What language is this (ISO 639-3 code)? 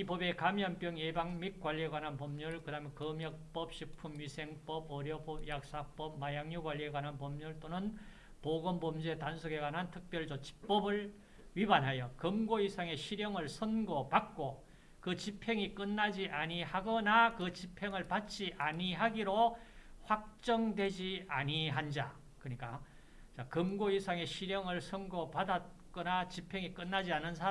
kor